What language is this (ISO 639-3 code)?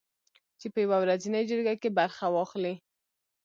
pus